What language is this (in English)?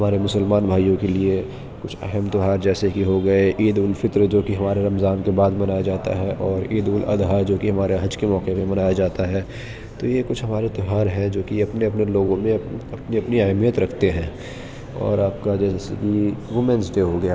Urdu